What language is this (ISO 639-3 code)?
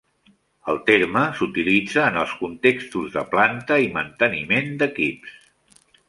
cat